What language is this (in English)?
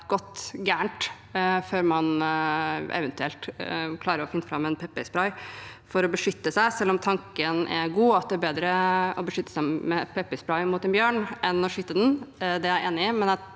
Norwegian